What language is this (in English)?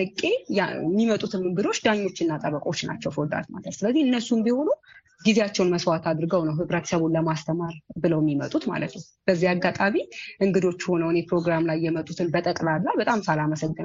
Amharic